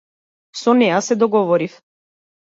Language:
Macedonian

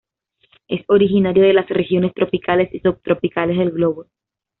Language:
Spanish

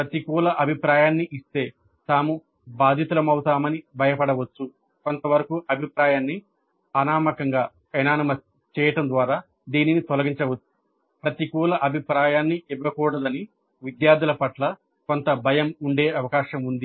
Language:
Telugu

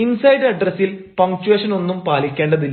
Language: Malayalam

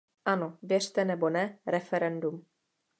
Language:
Czech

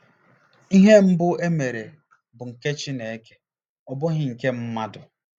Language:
Igbo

